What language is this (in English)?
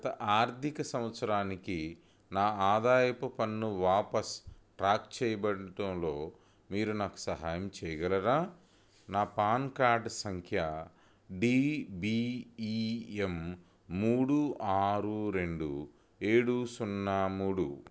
Telugu